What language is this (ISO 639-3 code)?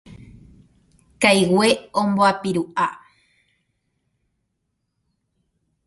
grn